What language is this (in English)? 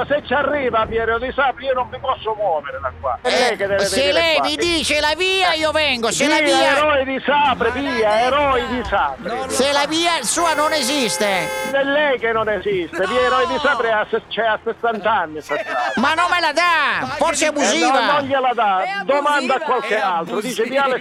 Italian